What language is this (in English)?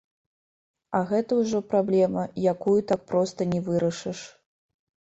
Belarusian